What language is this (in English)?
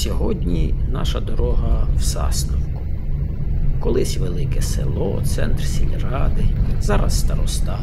Ukrainian